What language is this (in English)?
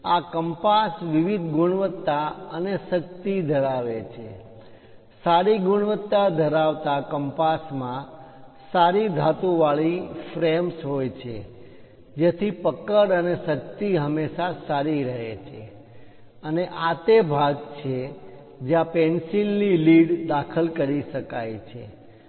Gujarati